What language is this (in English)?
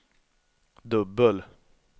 Swedish